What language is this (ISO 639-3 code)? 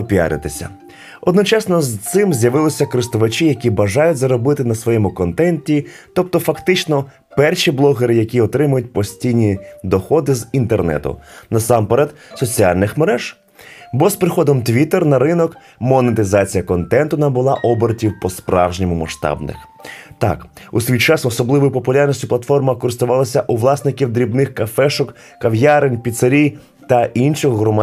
ukr